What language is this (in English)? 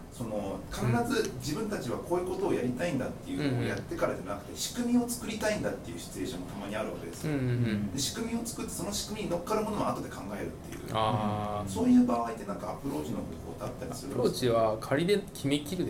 Japanese